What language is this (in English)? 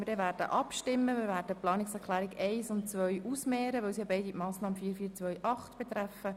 Swiss German